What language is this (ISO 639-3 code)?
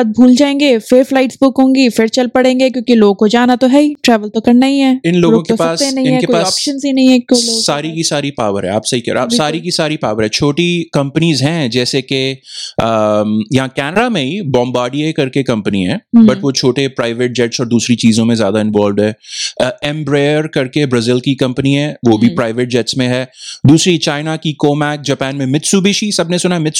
hin